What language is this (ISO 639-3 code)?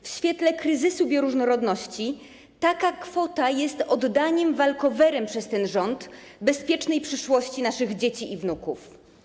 pol